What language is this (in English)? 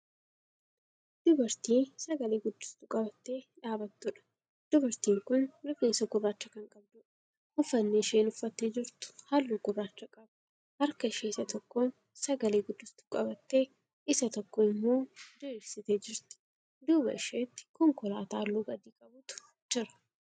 Oromo